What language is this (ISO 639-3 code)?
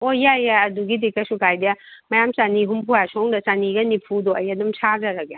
mni